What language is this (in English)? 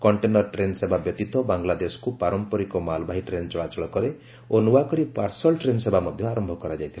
Odia